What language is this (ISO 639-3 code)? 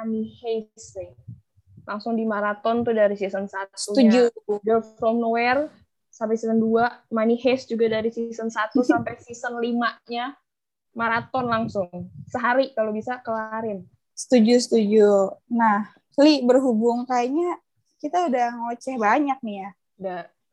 ind